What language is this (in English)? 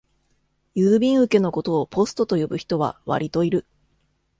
Japanese